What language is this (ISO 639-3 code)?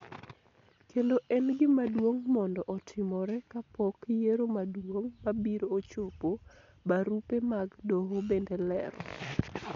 luo